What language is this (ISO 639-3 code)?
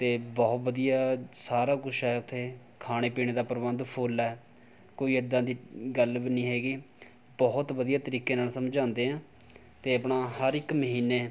pan